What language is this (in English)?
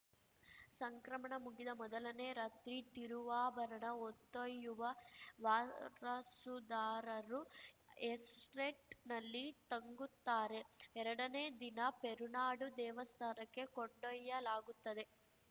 Kannada